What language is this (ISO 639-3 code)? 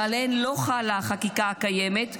heb